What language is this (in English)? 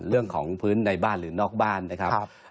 Thai